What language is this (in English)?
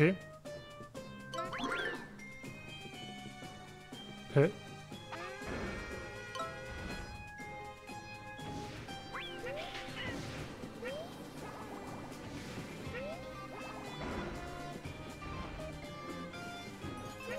German